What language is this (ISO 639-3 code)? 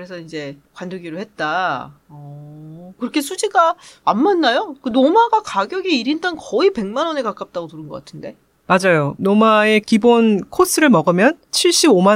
kor